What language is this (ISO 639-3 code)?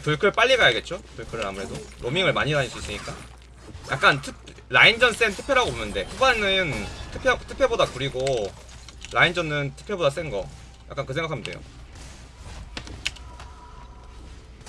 kor